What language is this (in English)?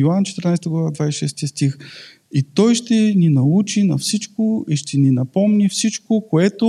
Bulgarian